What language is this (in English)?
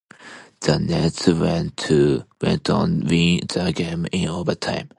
English